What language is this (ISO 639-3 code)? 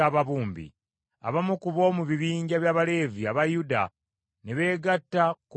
lug